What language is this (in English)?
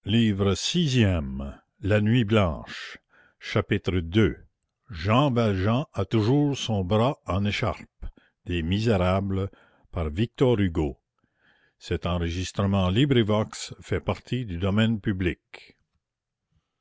French